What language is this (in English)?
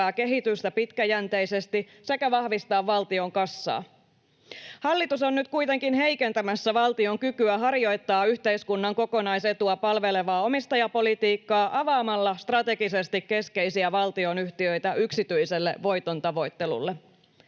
Finnish